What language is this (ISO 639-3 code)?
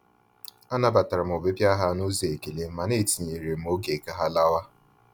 ibo